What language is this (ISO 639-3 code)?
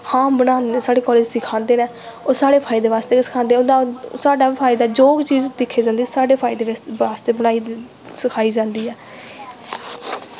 doi